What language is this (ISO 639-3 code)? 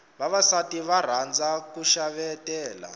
tso